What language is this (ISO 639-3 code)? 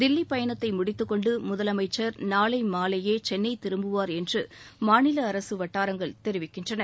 tam